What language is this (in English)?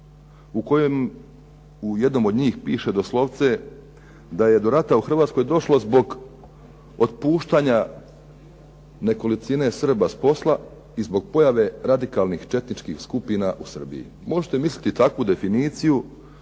Croatian